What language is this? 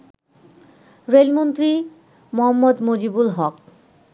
Bangla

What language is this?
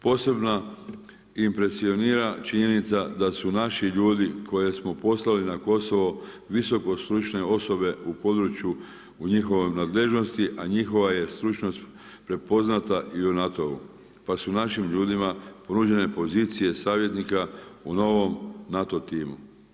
Croatian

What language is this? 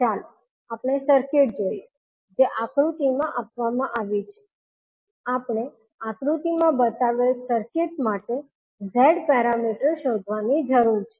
Gujarati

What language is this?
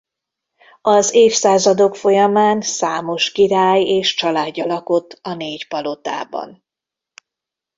Hungarian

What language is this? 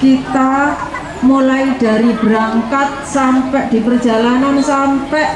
Indonesian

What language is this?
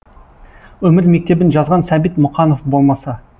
Kazakh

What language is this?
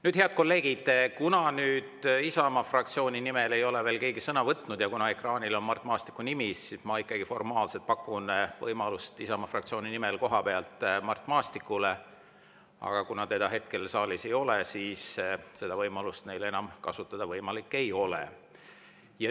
Estonian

